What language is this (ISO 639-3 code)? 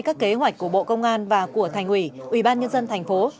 vie